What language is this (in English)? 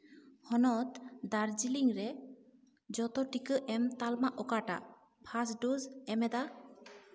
Santali